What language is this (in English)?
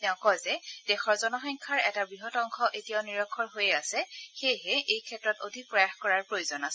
Assamese